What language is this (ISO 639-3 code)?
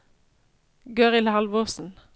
nor